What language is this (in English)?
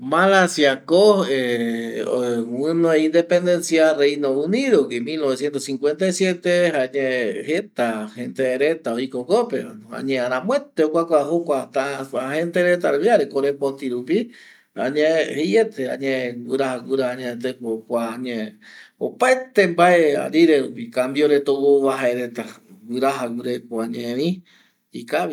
Eastern Bolivian Guaraní